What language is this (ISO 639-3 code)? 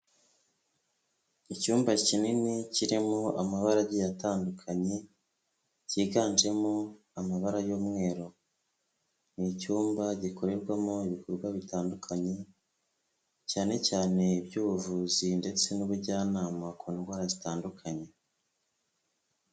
kin